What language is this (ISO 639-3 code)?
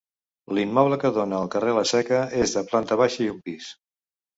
cat